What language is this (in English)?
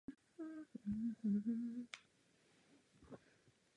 Czech